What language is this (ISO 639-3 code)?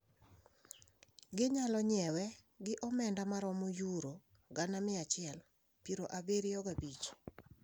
luo